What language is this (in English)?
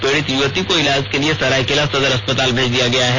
Hindi